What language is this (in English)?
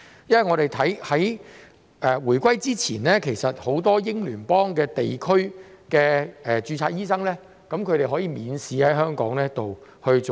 Cantonese